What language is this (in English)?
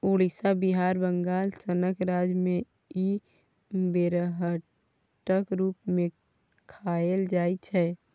Maithili